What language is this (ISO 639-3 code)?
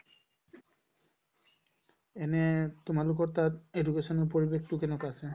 asm